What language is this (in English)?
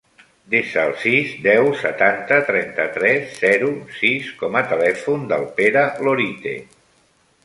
Catalan